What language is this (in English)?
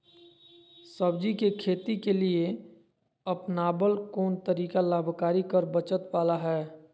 Magahi